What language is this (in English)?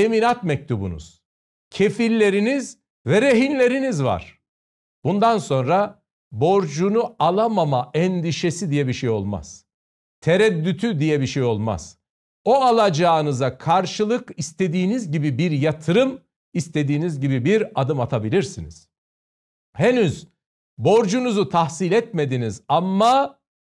Turkish